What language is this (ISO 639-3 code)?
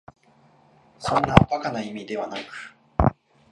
jpn